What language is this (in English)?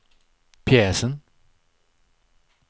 Swedish